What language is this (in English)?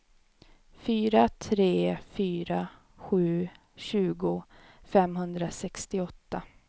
Swedish